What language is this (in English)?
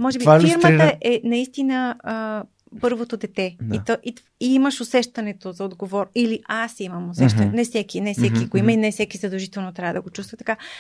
Bulgarian